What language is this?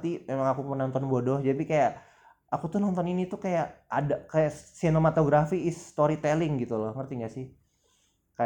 Indonesian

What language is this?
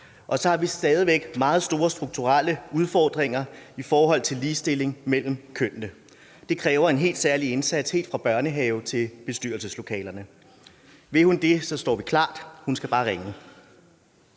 Danish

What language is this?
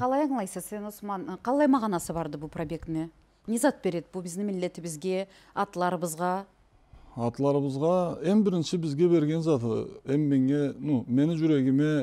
Turkish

